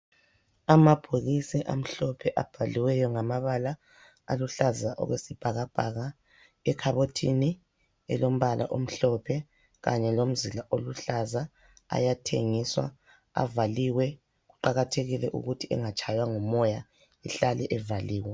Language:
North Ndebele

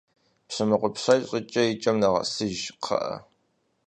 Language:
Kabardian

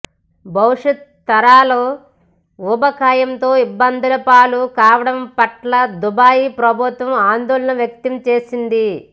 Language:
Telugu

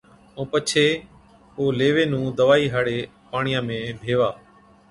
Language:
Od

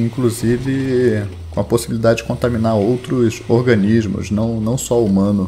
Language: Portuguese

